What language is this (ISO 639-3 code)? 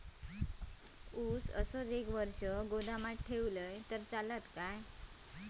mar